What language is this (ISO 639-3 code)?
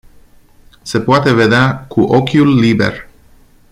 ron